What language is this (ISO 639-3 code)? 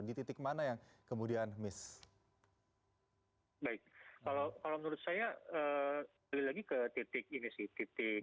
ind